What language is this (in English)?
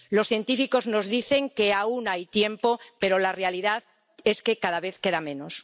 Spanish